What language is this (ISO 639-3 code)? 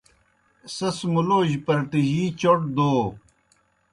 plk